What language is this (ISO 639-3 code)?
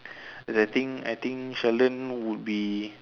eng